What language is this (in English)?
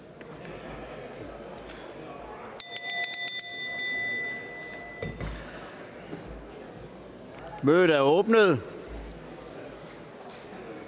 Danish